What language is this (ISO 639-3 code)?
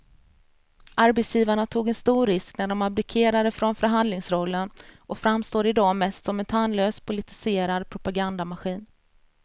swe